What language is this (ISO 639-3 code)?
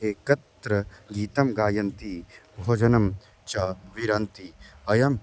san